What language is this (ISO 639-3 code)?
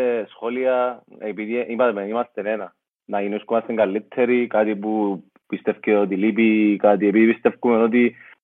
ell